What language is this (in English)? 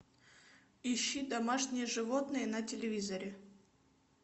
Russian